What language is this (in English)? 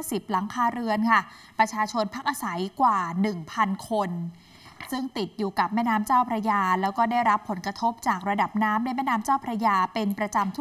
Thai